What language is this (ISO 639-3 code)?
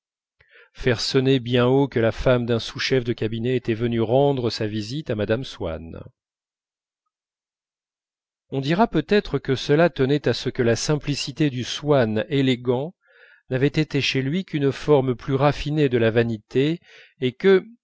fra